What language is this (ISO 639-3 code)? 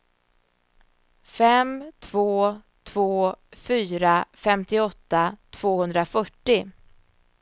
swe